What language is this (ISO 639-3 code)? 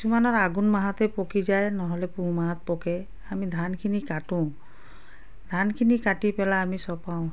asm